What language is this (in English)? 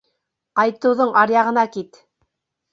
Bashkir